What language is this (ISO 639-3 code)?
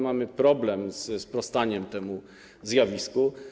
pol